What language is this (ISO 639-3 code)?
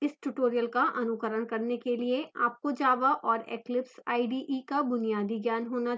hin